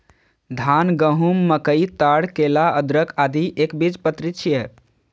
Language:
Maithili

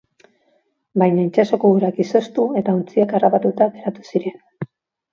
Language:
Basque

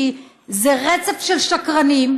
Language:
Hebrew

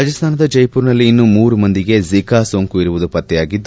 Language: Kannada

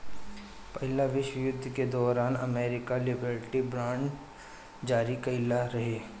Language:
Bhojpuri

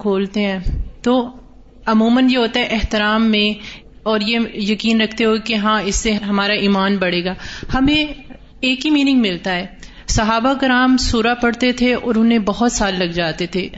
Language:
Urdu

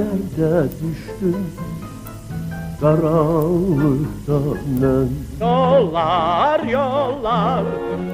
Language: Turkish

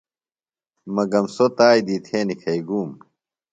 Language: Phalura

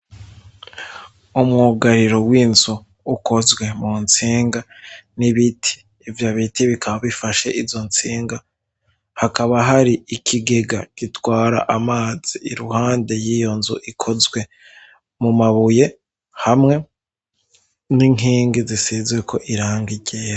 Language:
Rundi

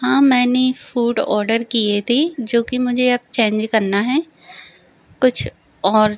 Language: Hindi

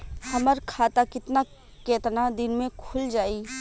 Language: Bhojpuri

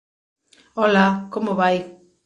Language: Galician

